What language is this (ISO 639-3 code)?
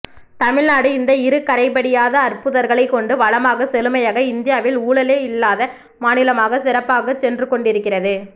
tam